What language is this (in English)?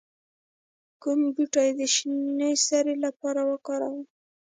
Pashto